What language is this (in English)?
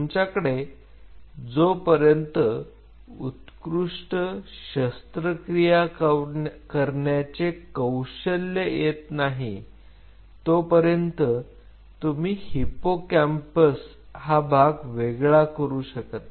Marathi